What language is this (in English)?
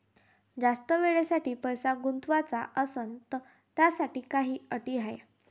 Marathi